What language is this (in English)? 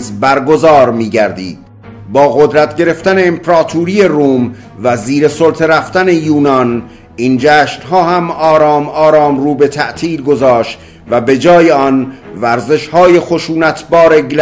Persian